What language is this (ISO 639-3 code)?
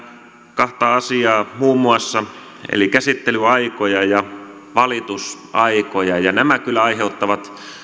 fin